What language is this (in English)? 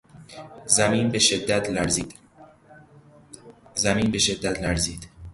Persian